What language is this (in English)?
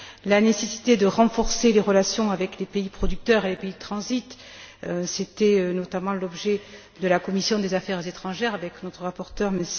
French